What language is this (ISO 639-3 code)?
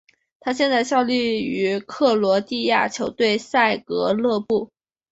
zho